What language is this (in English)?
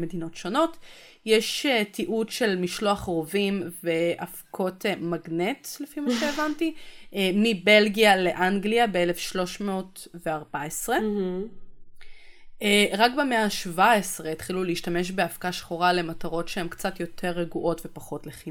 Hebrew